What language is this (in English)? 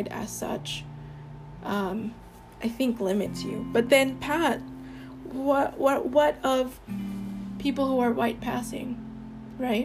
English